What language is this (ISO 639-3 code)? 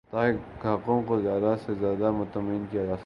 urd